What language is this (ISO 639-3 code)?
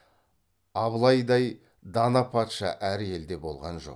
kaz